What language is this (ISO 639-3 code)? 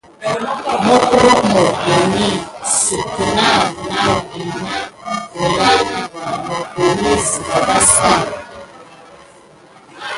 gid